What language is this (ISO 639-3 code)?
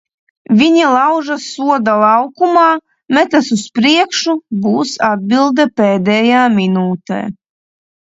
lav